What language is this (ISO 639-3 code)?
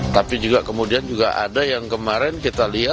ind